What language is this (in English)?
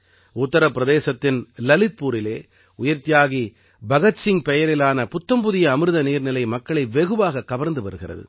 Tamil